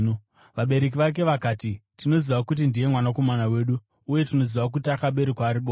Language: Shona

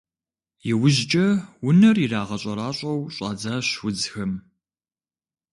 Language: Kabardian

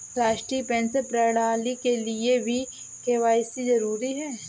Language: Hindi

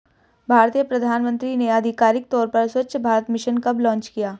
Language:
Hindi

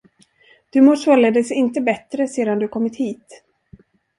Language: Swedish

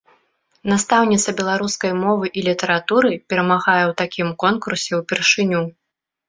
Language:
Belarusian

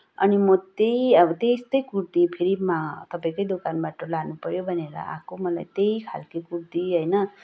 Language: Nepali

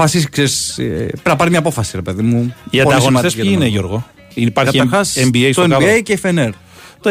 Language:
Greek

